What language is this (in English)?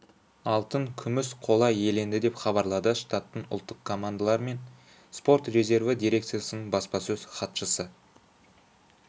Kazakh